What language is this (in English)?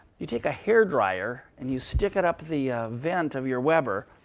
English